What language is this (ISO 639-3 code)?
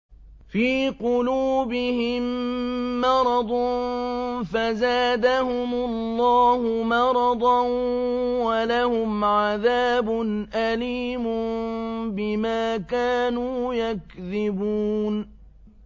ara